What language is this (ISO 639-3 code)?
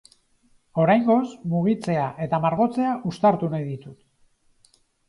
eus